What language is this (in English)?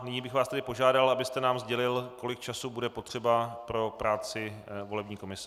Czech